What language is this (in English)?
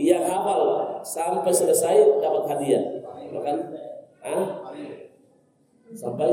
Indonesian